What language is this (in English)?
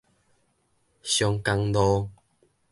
Min Nan Chinese